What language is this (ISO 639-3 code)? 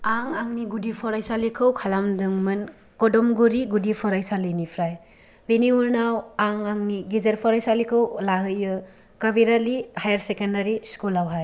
brx